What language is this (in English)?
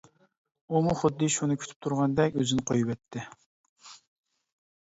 Uyghur